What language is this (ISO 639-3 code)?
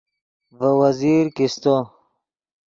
ydg